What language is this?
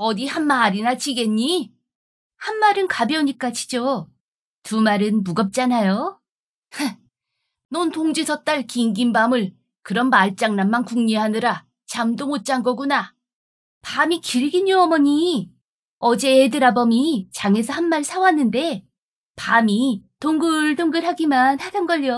Korean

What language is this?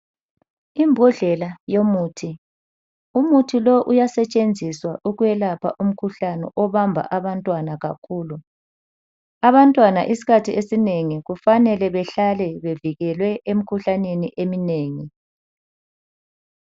North Ndebele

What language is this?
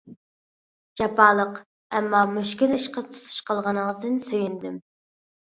Uyghur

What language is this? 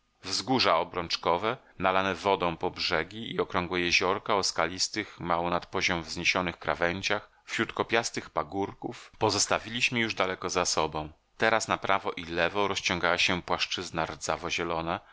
Polish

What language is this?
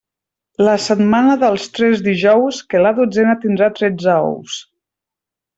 Catalan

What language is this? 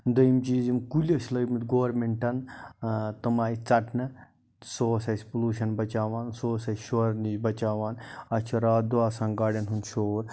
Kashmiri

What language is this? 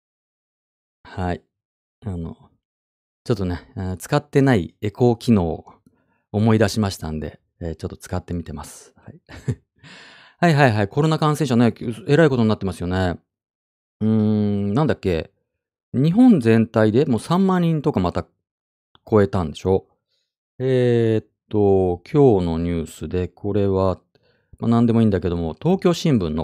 Japanese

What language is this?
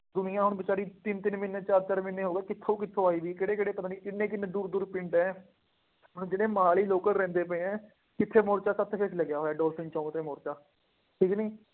Punjabi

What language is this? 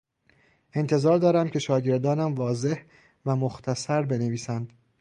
Persian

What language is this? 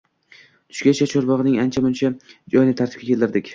Uzbek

